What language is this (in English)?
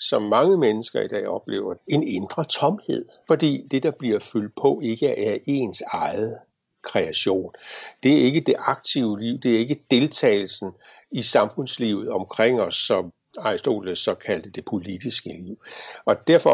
Danish